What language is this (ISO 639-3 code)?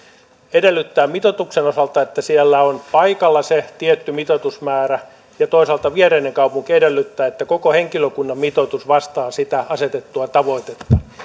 fin